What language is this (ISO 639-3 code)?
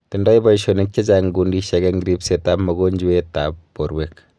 kln